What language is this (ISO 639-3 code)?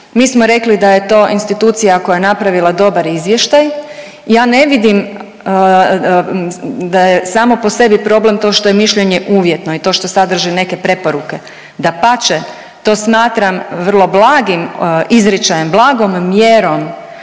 hrv